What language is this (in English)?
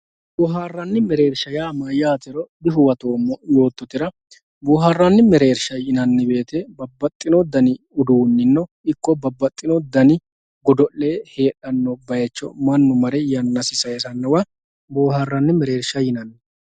Sidamo